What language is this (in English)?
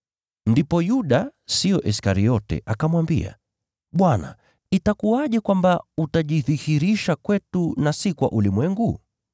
Swahili